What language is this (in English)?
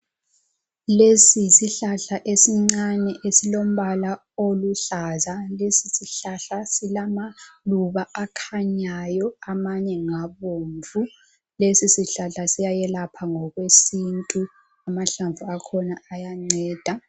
North Ndebele